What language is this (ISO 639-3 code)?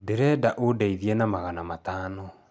kik